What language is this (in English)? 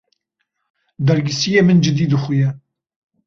Kurdish